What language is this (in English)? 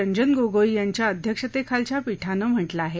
Marathi